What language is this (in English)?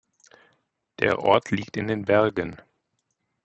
German